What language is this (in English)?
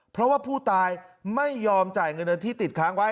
Thai